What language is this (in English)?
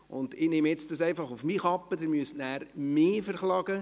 Swiss German